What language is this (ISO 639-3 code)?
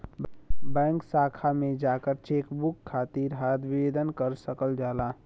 bho